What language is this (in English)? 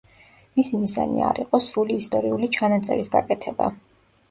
Georgian